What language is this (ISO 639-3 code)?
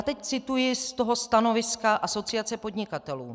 ces